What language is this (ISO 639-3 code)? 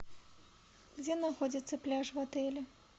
rus